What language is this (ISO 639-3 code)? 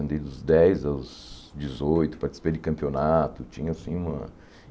por